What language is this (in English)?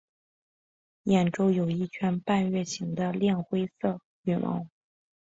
Chinese